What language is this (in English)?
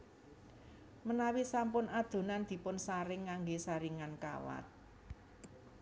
Javanese